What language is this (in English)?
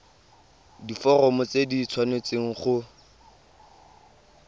Tswana